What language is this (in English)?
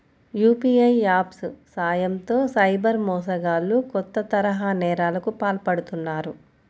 Telugu